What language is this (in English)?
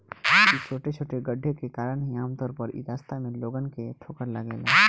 Bhojpuri